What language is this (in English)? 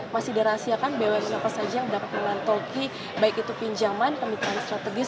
Indonesian